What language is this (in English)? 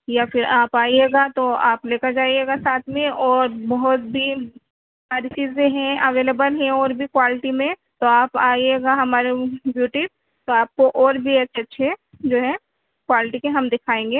Urdu